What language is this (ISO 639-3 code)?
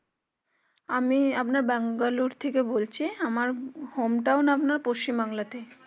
ben